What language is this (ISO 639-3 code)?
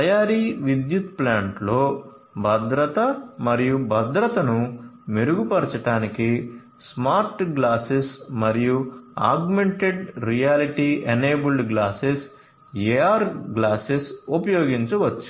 tel